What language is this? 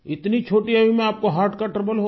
Hindi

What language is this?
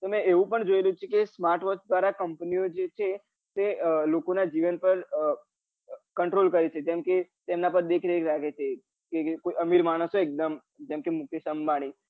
Gujarati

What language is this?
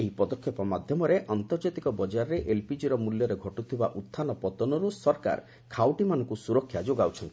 Odia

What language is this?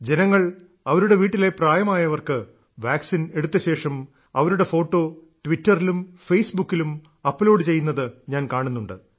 Malayalam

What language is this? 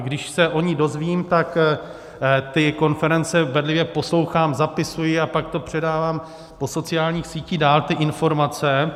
Czech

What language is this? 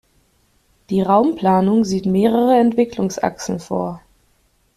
German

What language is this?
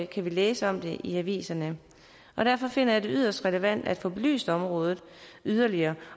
Danish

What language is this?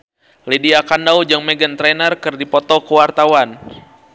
Sundanese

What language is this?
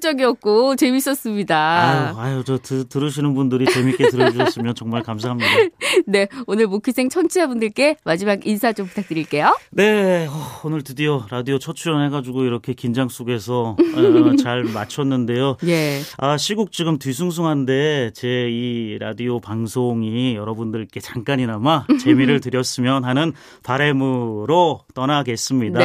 Korean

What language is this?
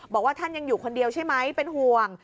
Thai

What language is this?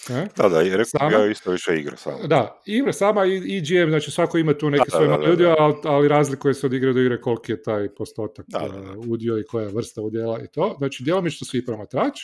Croatian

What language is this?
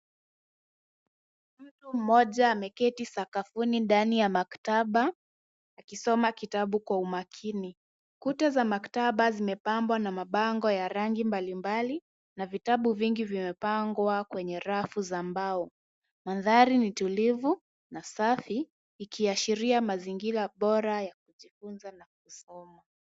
Swahili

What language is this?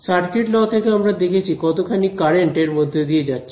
Bangla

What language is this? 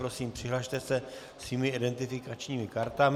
Czech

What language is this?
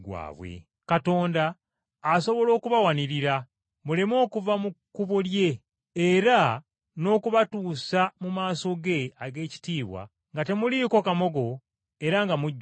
Ganda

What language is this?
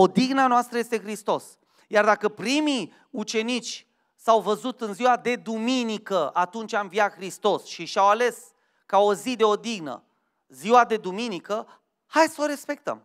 Romanian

